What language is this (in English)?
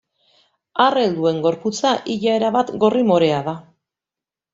Basque